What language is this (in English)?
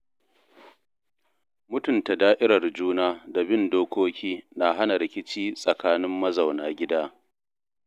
Hausa